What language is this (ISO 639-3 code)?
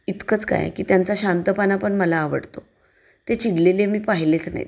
mar